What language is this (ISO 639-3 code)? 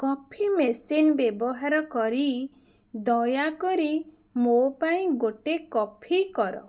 ori